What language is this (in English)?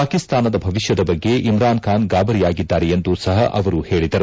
Kannada